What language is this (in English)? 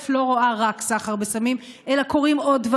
Hebrew